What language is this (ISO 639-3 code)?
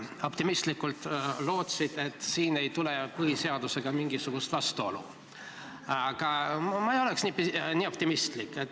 est